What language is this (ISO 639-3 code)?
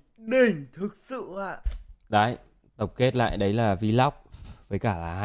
vie